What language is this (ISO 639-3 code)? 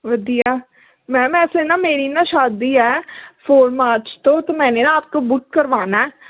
pan